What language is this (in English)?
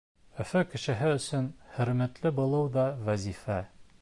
Bashkir